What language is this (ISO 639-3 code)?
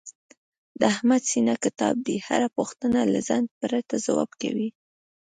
pus